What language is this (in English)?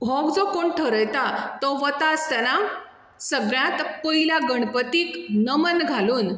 Konkani